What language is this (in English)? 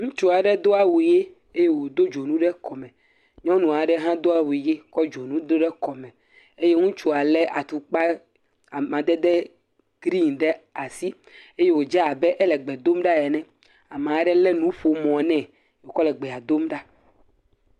Ewe